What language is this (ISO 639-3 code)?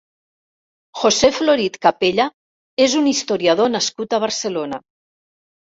cat